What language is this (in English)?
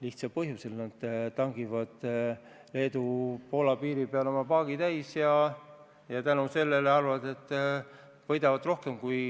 Estonian